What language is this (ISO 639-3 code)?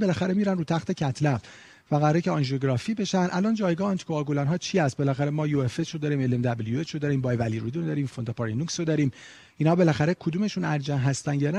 fas